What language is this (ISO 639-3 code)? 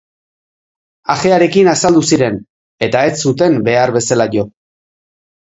eus